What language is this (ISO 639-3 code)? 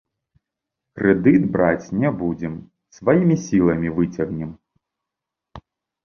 bel